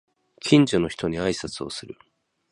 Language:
Japanese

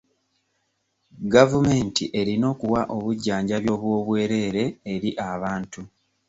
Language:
Ganda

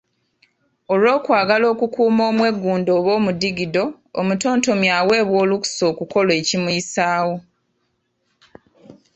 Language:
Ganda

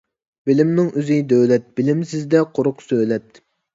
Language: Uyghur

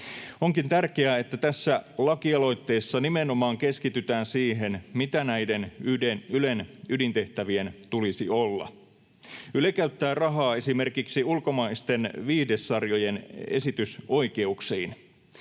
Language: Finnish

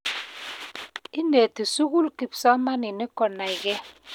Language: Kalenjin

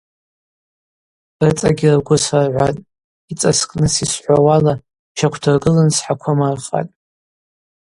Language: Abaza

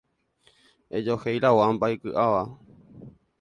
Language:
Guarani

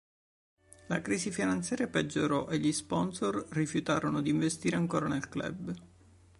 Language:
Italian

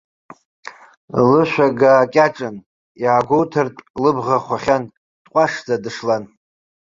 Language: Abkhazian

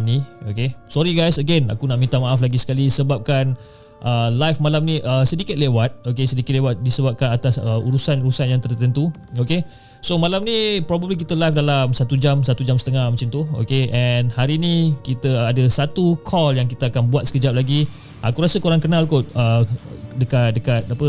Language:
Malay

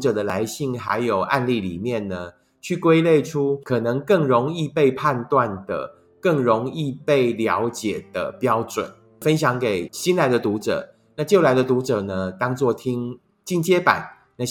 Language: Chinese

